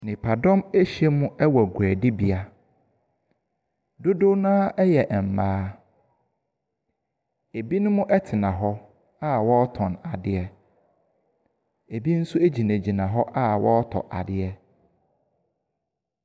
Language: Akan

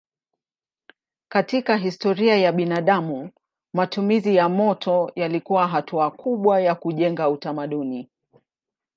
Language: Swahili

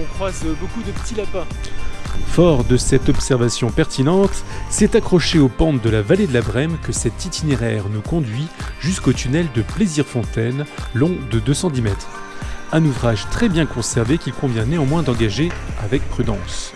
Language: French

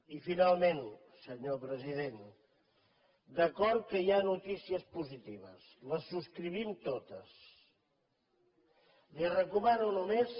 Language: Catalan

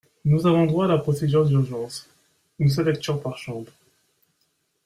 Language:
French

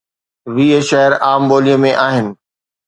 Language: Sindhi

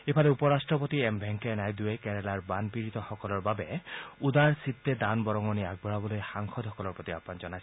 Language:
Assamese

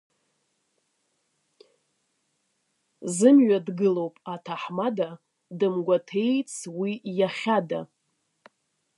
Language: Abkhazian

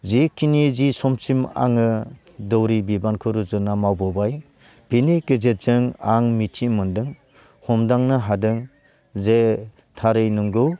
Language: Bodo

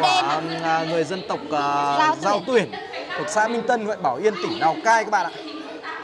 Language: Vietnamese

